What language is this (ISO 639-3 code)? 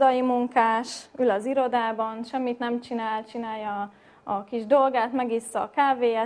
hun